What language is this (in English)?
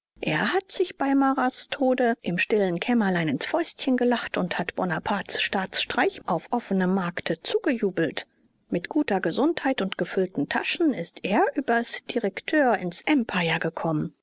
German